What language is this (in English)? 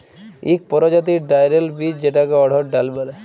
Bangla